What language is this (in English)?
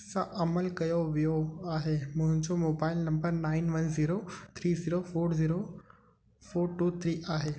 Sindhi